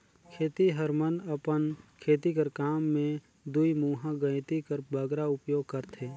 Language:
Chhattisgarhi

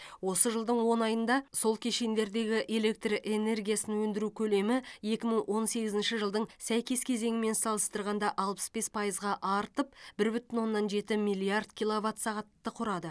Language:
Kazakh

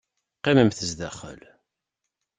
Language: Kabyle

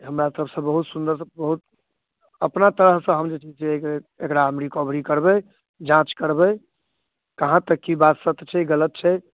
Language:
Maithili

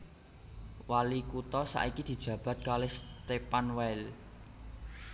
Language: Javanese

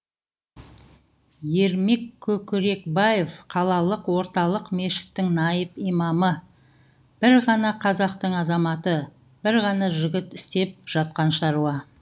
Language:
Kazakh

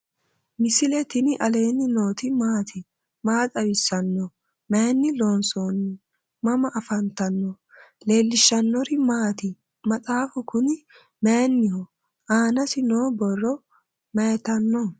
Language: Sidamo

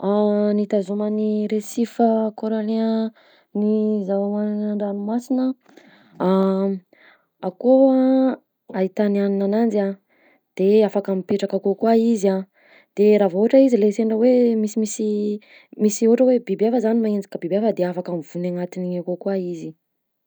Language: Southern Betsimisaraka Malagasy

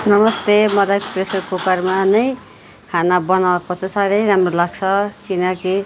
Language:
Nepali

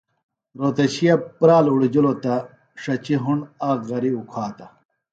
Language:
Phalura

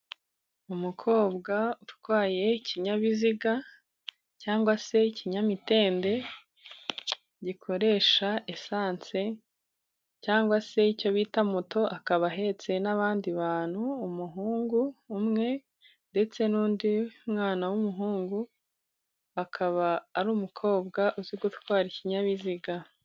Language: Kinyarwanda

